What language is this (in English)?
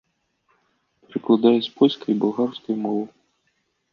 Belarusian